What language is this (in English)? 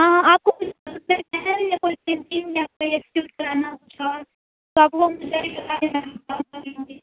Urdu